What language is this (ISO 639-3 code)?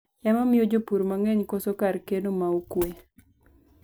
luo